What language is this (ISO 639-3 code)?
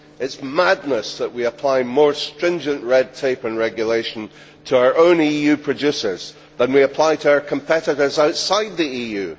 eng